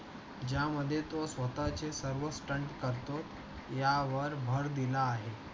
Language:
Marathi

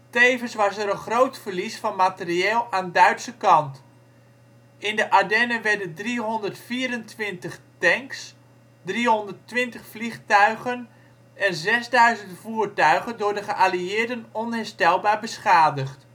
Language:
Dutch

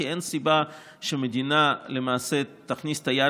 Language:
Hebrew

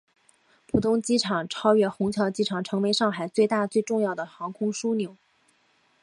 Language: Chinese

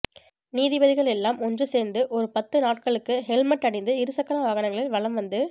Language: Tamil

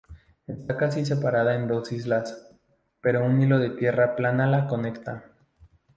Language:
Spanish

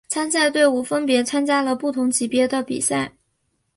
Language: Chinese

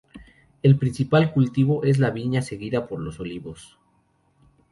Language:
Spanish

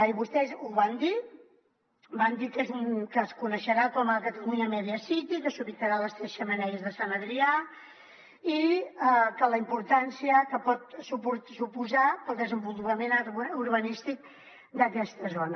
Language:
Catalan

